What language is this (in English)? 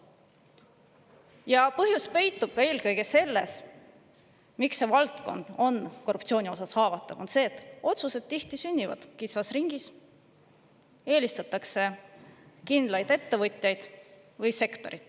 Estonian